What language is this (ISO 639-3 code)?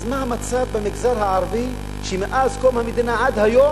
heb